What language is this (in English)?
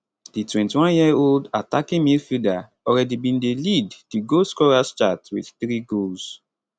Nigerian Pidgin